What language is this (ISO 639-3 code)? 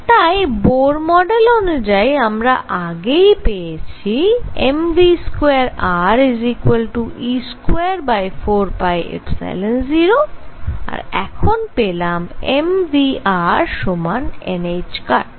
ben